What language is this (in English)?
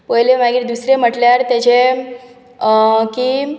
Konkani